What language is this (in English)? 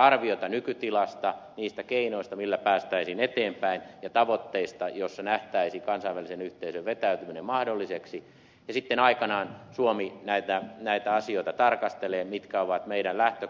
Finnish